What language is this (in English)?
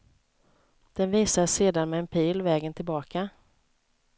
Swedish